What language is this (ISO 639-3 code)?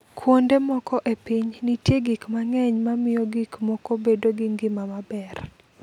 luo